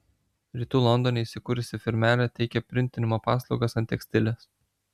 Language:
Lithuanian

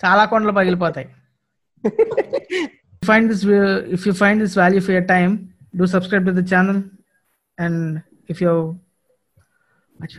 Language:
Telugu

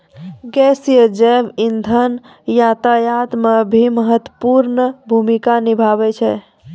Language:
Maithili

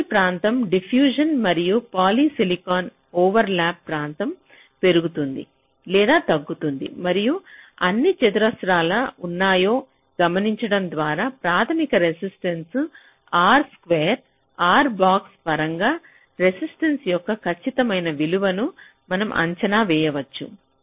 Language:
Telugu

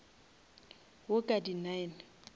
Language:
Northern Sotho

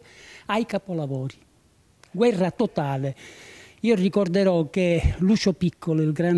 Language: Italian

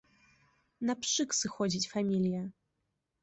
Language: Belarusian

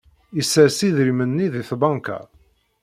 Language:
Kabyle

